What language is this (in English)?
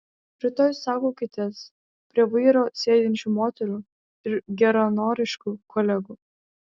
Lithuanian